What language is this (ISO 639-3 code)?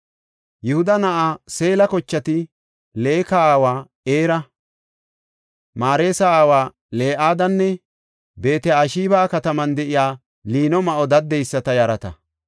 gof